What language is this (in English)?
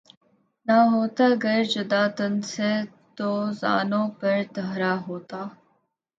Urdu